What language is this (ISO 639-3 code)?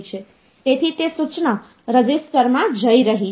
guj